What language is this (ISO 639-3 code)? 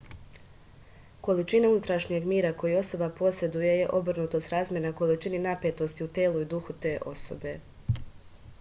srp